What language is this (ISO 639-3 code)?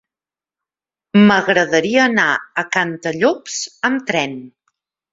cat